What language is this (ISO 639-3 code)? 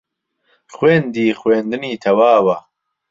ckb